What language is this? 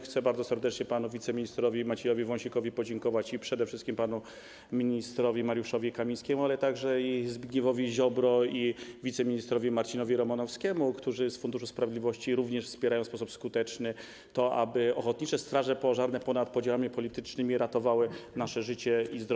Polish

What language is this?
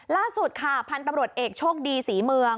Thai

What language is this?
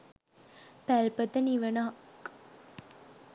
Sinhala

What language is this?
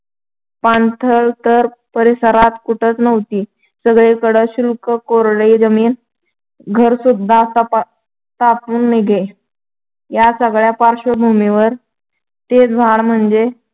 Marathi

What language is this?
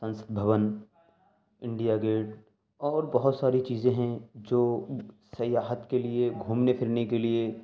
Urdu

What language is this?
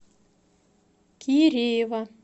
Russian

